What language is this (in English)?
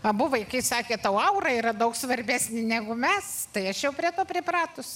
Lithuanian